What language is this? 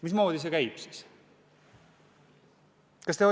Estonian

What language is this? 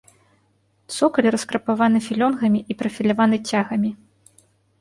Belarusian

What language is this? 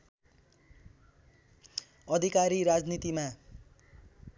Nepali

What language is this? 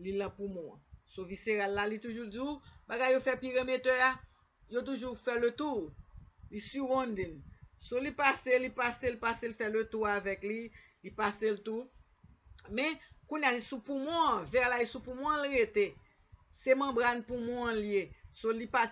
French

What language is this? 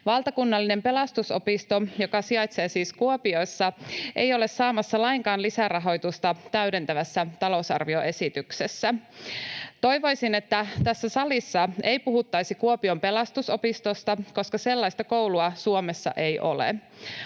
Finnish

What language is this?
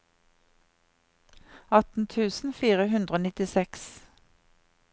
Norwegian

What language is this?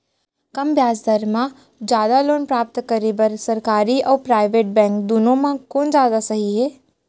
Chhattisgarhi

